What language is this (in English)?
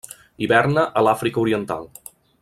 Catalan